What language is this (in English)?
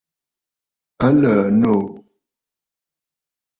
Bafut